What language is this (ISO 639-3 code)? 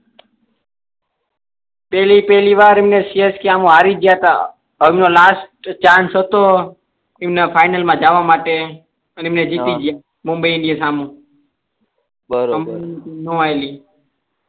guj